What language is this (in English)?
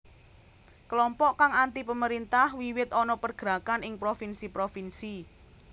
Javanese